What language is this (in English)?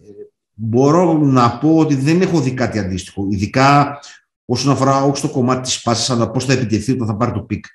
Greek